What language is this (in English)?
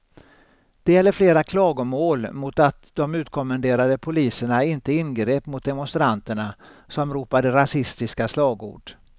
Swedish